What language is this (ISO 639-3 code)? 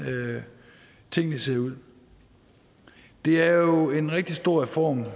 dan